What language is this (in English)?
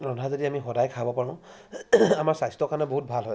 Assamese